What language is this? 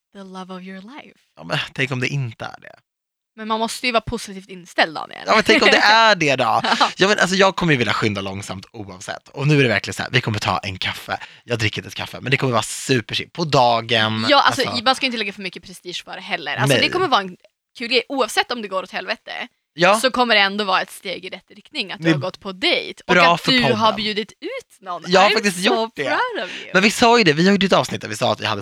Swedish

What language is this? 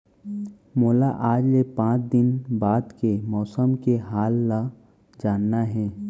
Chhattisgarhi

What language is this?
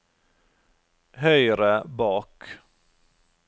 Norwegian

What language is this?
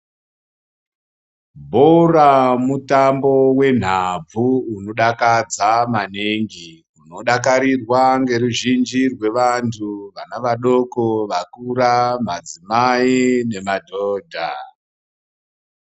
Ndau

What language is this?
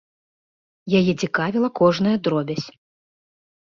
Belarusian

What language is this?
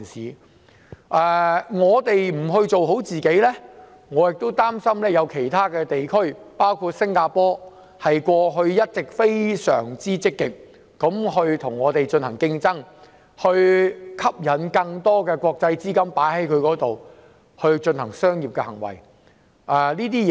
Cantonese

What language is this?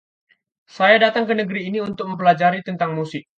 Indonesian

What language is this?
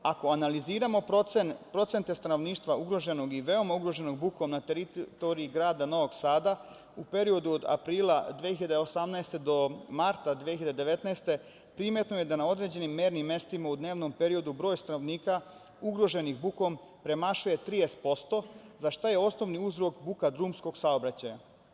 Serbian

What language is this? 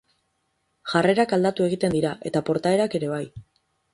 Basque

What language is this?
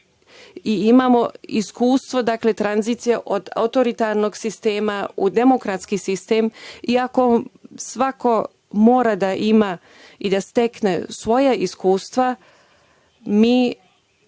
Serbian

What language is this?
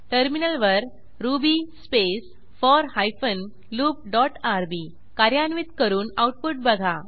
Marathi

